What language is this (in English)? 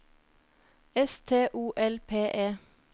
Norwegian